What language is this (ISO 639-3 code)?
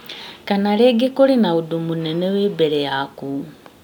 kik